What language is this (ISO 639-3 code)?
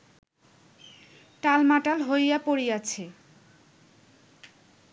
ben